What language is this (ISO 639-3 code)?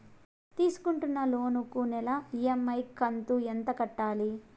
tel